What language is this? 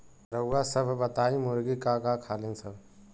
Bhojpuri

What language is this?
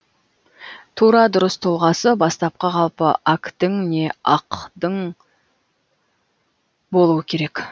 Kazakh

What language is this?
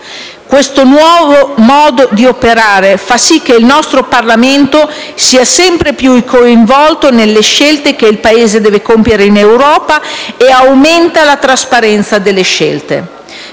Italian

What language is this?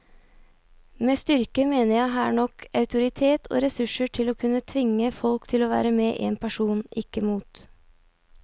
Norwegian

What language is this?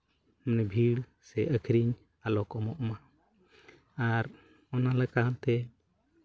Santali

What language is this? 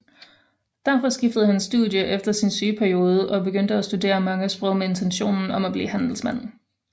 Danish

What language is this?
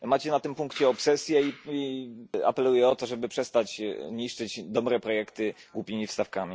Polish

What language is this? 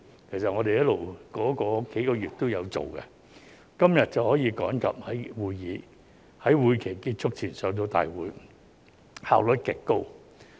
Cantonese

